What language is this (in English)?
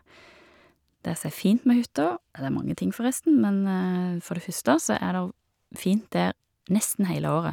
Norwegian